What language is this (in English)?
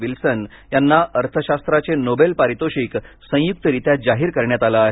Marathi